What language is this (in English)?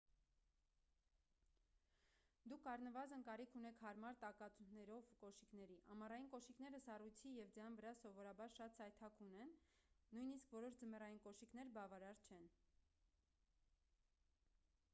Armenian